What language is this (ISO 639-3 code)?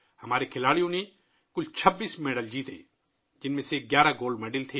urd